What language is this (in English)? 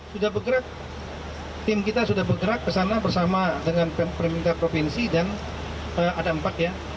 Indonesian